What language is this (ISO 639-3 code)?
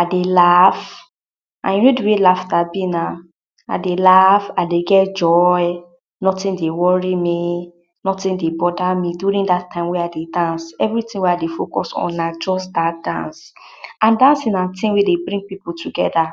pcm